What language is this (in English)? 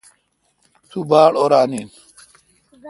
Kalkoti